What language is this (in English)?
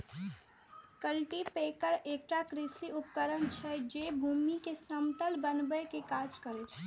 Maithili